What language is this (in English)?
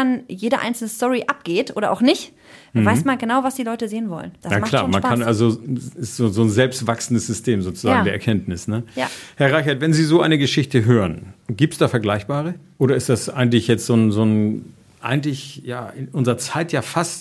German